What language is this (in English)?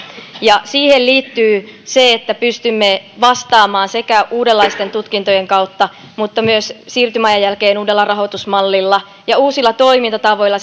Finnish